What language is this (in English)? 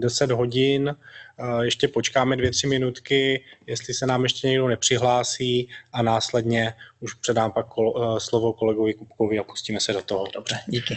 Czech